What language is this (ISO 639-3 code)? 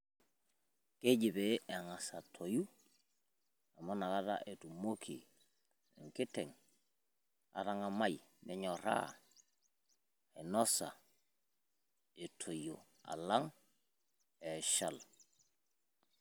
mas